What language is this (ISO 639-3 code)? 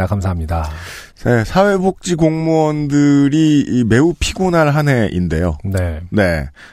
kor